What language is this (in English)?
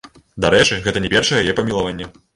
Belarusian